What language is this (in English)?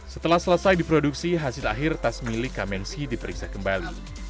Indonesian